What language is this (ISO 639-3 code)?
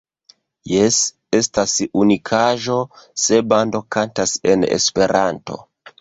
epo